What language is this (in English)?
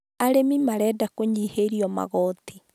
Kikuyu